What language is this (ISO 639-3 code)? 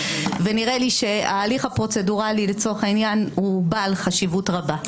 heb